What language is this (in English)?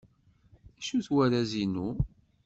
Kabyle